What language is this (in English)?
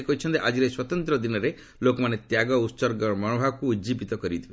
Odia